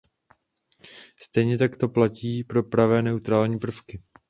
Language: Czech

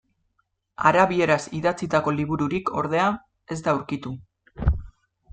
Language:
Basque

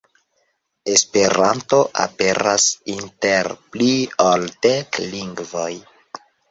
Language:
Esperanto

